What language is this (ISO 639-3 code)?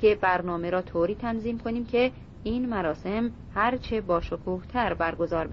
fas